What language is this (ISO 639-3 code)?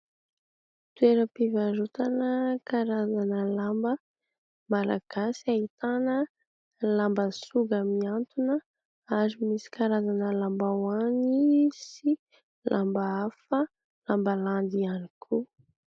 mlg